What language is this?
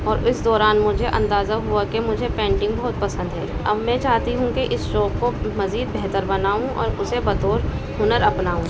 Urdu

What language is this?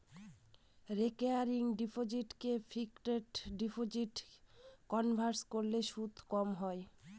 Bangla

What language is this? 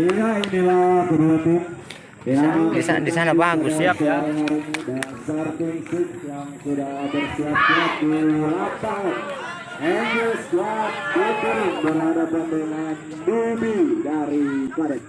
Indonesian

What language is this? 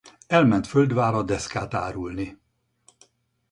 Hungarian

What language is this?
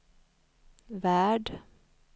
Swedish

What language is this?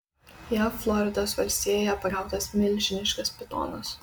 Lithuanian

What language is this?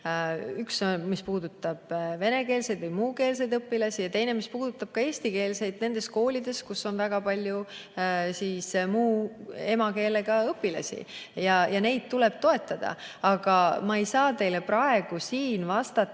Estonian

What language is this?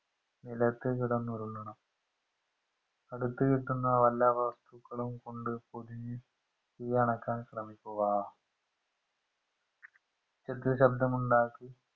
Malayalam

